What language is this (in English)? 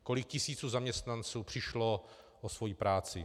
Czech